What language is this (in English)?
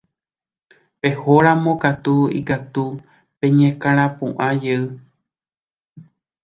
Guarani